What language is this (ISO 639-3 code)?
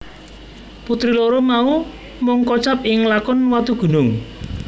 jav